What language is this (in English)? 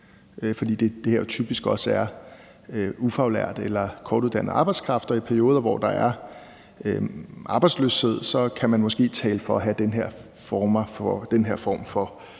Danish